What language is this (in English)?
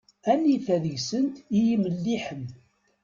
Kabyle